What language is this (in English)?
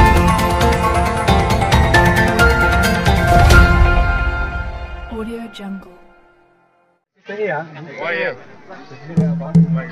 Indonesian